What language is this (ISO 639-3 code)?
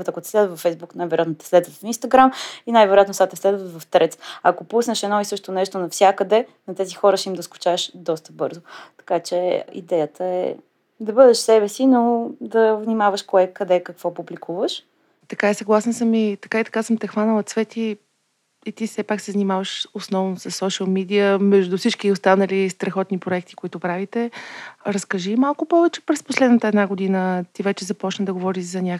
bul